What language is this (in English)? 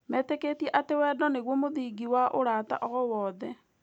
Kikuyu